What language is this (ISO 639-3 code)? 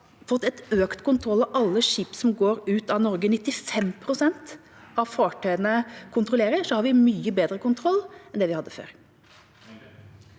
nor